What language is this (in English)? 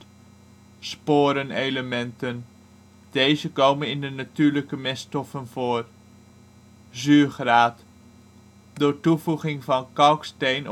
Dutch